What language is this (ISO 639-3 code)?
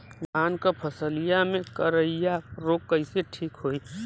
bho